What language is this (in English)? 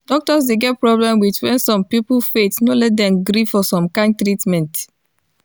Nigerian Pidgin